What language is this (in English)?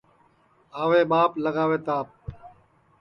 Sansi